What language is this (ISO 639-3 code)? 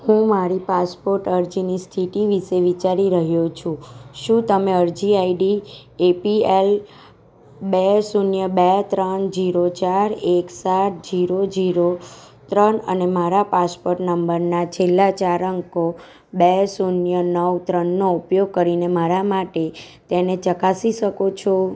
guj